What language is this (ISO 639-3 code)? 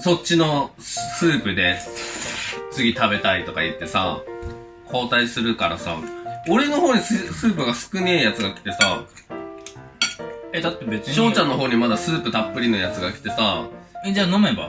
jpn